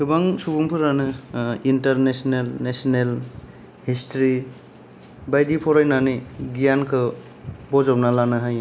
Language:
Bodo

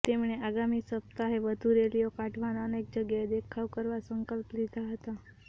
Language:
Gujarati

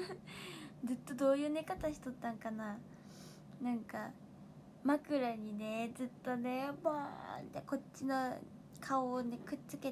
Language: Japanese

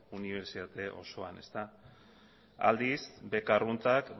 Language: Basque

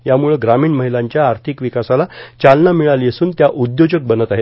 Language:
Marathi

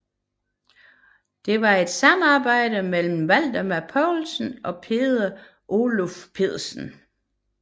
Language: Danish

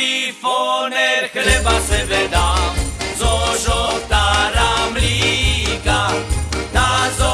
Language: Slovak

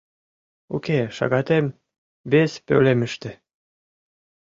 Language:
Mari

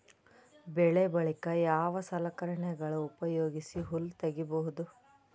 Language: Kannada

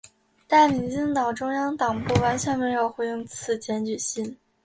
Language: Chinese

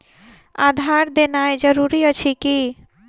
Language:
Maithili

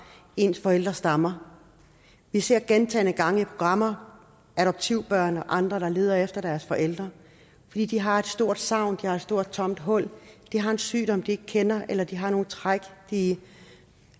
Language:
Danish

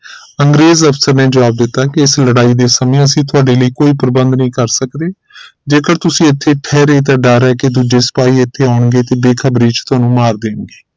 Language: Punjabi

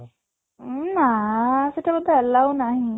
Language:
Odia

